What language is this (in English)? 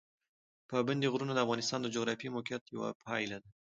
Pashto